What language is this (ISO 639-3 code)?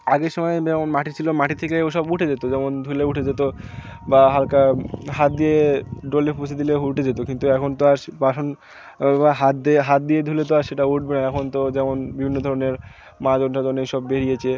ben